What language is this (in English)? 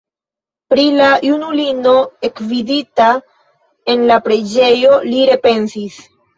Esperanto